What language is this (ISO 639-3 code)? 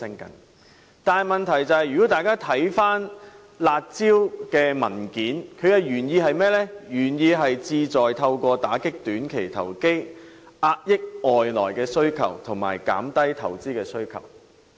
yue